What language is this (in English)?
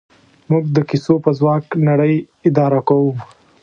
Pashto